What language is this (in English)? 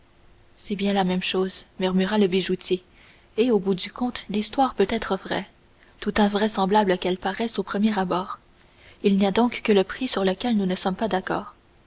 French